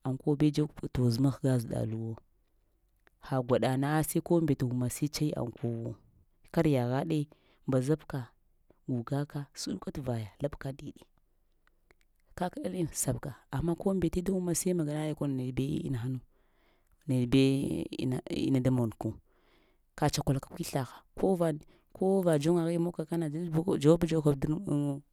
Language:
Lamang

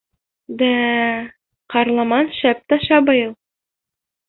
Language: Bashkir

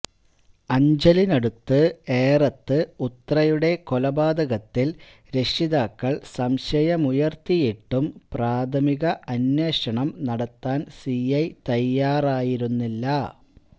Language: Malayalam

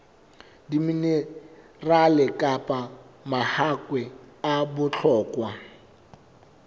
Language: Southern Sotho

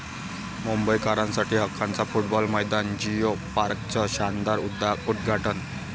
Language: Marathi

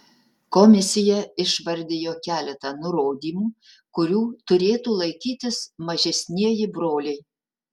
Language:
Lithuanian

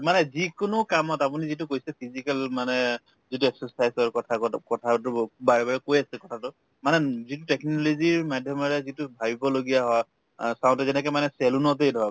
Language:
Assamese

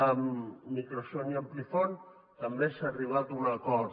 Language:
Catalan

